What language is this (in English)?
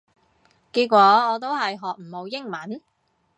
Cantonese